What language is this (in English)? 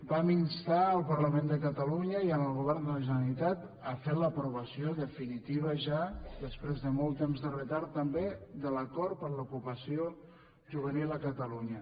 Catalan